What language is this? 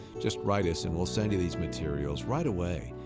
English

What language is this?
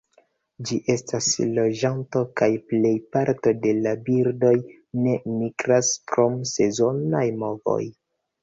Esperanto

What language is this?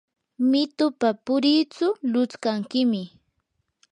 Yanahuanca Pasco Quechua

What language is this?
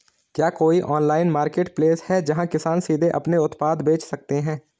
Hindi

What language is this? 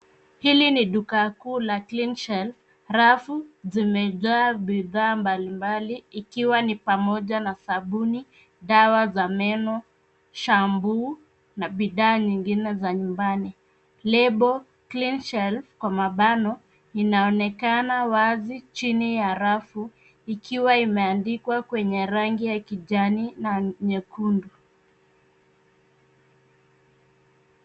Swahili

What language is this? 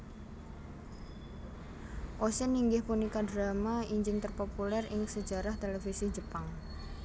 Javanese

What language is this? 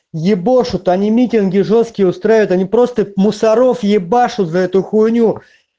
Russian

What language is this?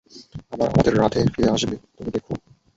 Bangla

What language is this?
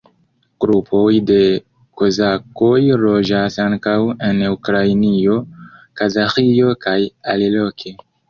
Esperanto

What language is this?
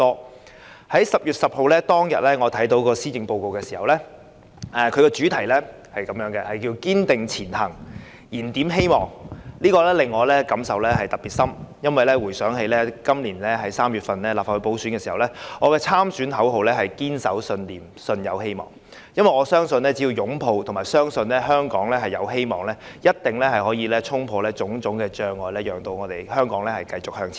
Cantonese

